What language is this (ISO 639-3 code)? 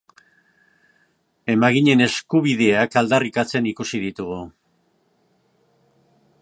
eus